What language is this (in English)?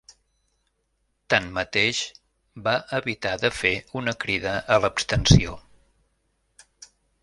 Catalan